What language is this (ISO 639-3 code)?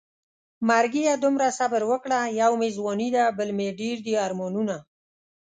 pus